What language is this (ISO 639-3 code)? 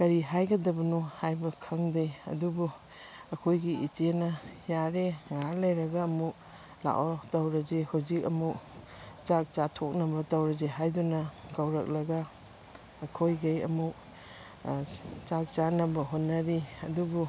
mni